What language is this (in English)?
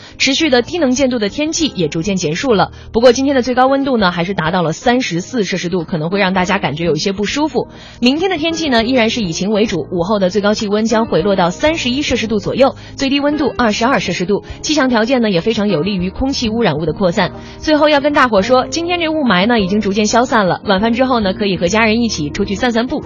Chinese